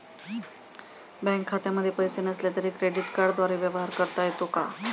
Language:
Marathi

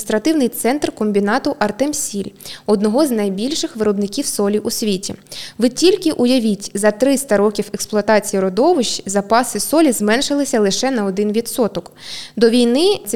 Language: Ukrainian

